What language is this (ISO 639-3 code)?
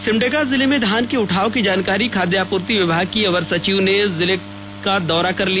hin